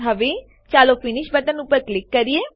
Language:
Gujarati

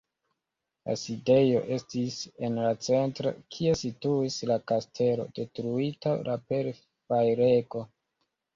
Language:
Esperanto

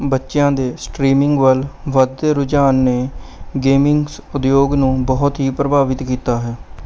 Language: Punjabi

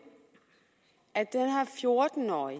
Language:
Danish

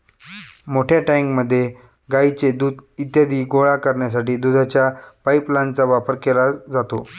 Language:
Marathi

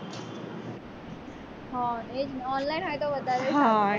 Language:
Gujarati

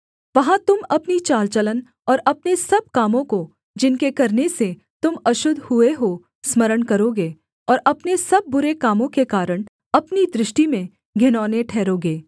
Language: Hindi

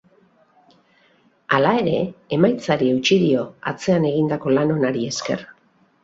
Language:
Basque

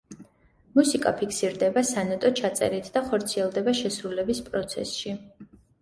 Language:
Georgian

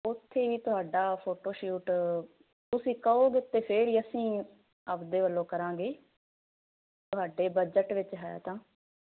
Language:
Punjabi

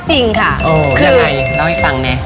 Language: Thai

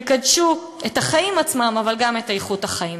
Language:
Hebrew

